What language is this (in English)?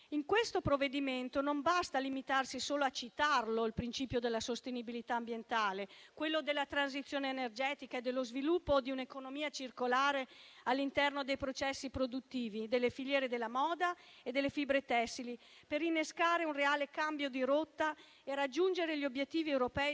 Italian